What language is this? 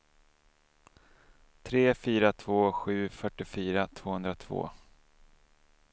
Swedish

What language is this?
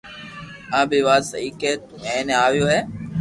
Loarki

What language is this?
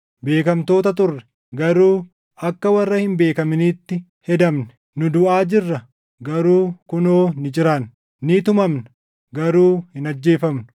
Oromo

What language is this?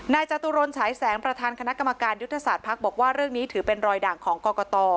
Thai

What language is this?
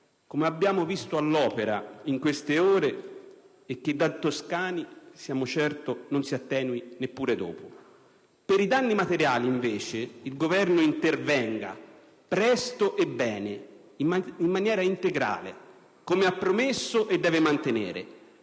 Italian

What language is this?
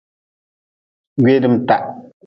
Nawdm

